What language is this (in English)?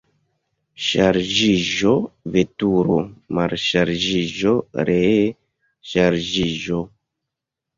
Esperanto